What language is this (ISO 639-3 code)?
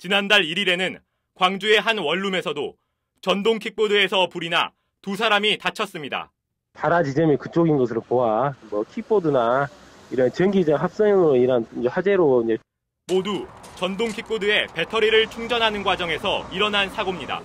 kor